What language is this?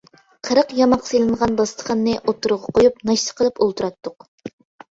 Uyghur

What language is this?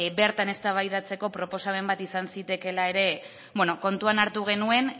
Basque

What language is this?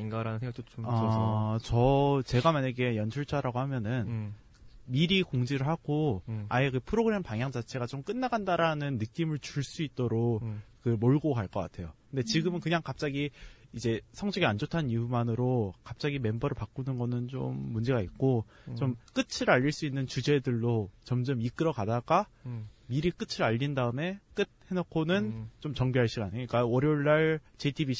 Korean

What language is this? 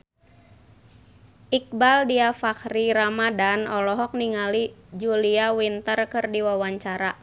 Sundanese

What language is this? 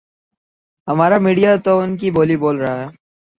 Urdu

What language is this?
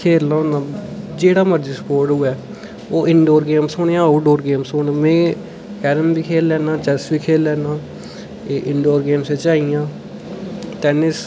Dogri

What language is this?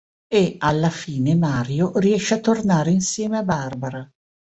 Italian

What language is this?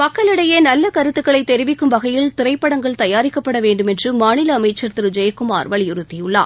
Tamil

